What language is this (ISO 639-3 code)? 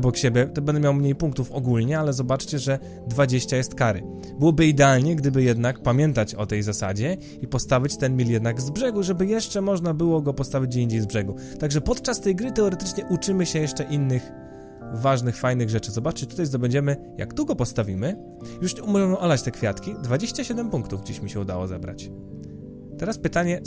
pol